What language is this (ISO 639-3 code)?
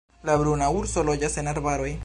epo